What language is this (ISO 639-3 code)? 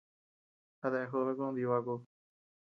cux